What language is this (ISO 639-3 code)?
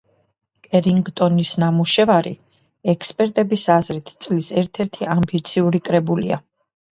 kat